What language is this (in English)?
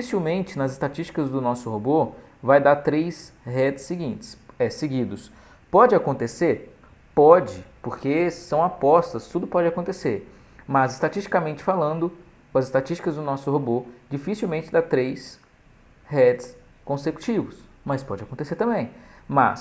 Portuguese